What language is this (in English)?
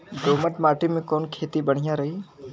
Bhojpuri